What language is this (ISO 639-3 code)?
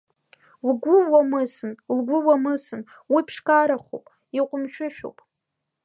abk